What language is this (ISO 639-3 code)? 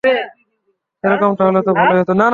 ben